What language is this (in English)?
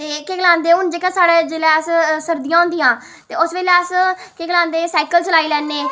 Dogri